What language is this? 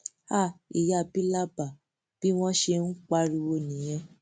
Yoruba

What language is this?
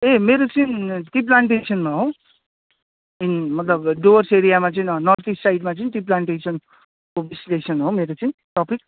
Nepali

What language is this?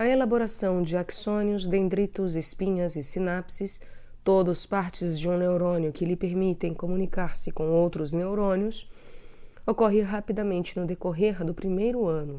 Portuguese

